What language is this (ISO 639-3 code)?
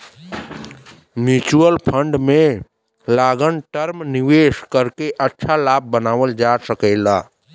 bho